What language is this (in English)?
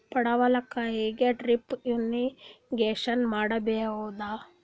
Kannada